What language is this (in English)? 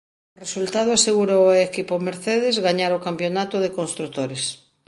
Galician